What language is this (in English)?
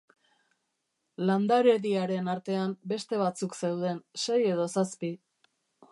Basque